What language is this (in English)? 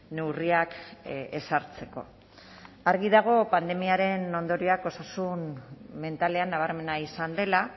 Basque